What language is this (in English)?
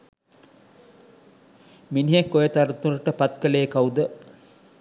Sinhala